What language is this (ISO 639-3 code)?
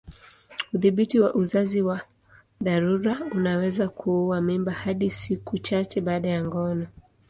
swa